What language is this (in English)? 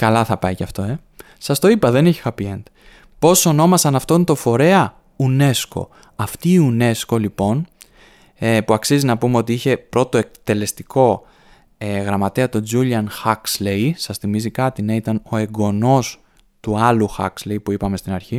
Greek